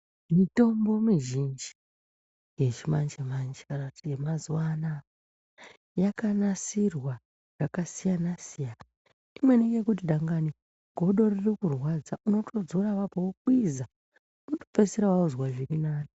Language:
Ndau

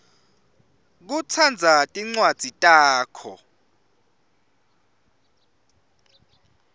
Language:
Swati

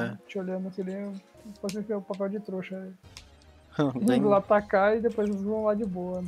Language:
Portuguese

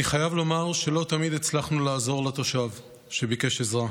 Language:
Hebrew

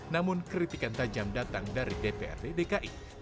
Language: Indonesian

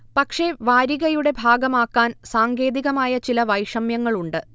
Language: Malayalam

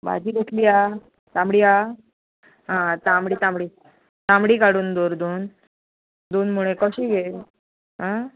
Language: Konkani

